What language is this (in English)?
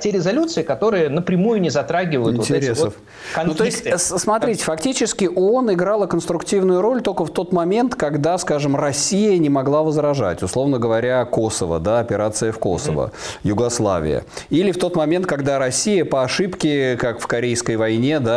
Russian